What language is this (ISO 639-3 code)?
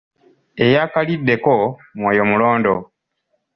lug